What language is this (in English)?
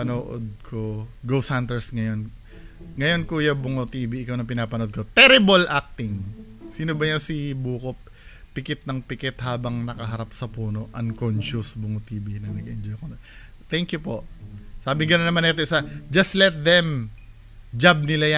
Filipino